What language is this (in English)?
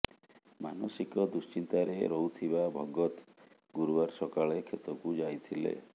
Odia